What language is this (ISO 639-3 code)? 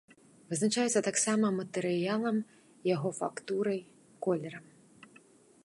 bel